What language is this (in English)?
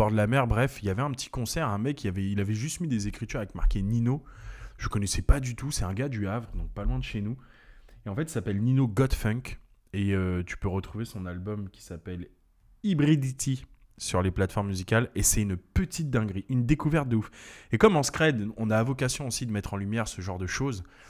French